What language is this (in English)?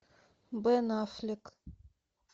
Russian